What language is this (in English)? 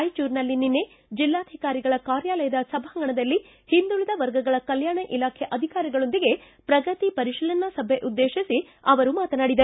Kannada